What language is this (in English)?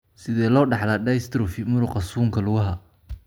Somali